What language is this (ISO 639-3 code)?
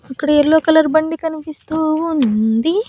tel